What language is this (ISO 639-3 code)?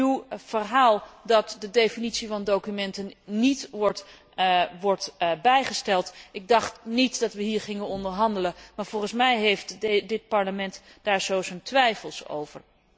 nld